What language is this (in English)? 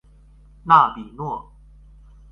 Chinese